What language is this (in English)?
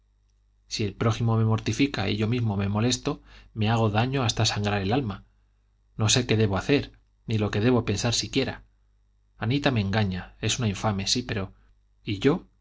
Spanish